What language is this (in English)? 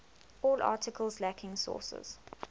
English